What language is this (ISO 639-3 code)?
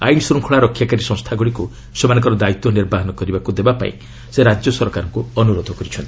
ori